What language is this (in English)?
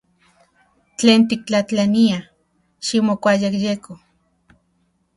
Central Puebla Nahuatl